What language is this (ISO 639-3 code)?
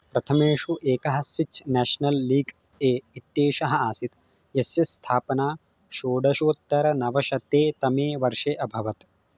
san